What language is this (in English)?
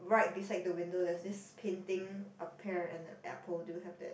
English